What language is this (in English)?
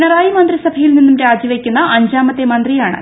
Malayalam